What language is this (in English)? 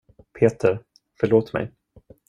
Swedish